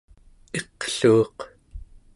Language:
Central Yupik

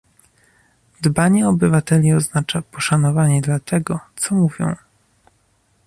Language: Polish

